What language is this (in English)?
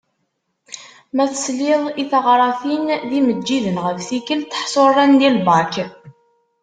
Kabyle